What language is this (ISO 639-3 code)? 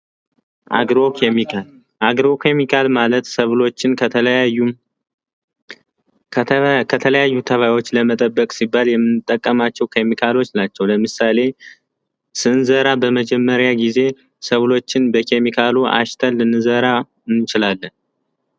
amh